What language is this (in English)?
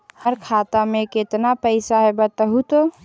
Magahi